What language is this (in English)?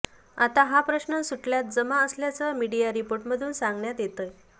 Marathi